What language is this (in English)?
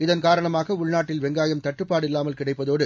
Tamil